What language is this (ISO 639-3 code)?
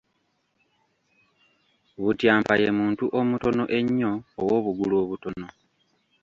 lug